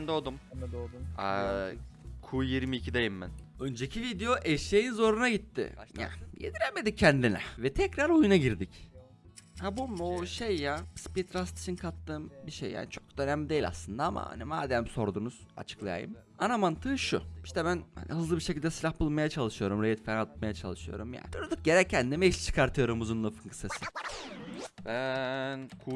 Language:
Turkish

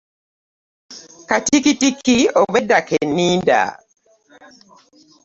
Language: Ganda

